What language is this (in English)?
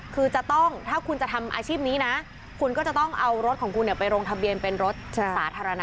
Thai